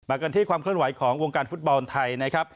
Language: Thai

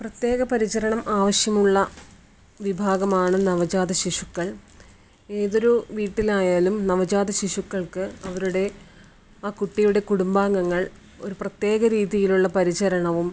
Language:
Malayalam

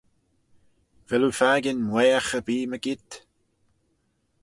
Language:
Manx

